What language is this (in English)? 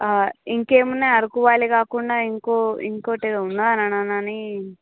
Telugu